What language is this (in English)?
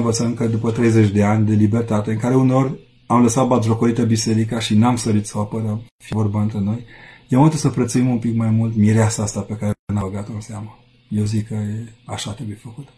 Romanian